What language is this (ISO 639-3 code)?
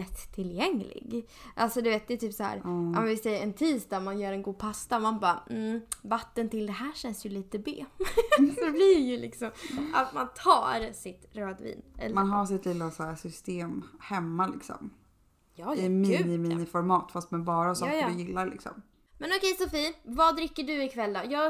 swe